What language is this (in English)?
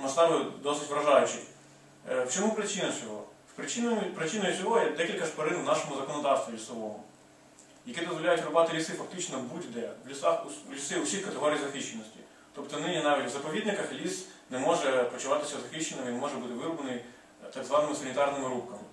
Ukrainian